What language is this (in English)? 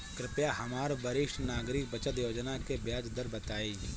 Bhojpuri